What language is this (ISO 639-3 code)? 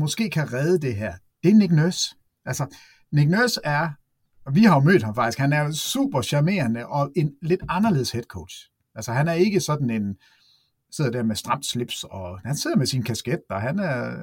dan